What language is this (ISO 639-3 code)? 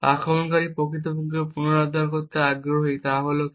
ben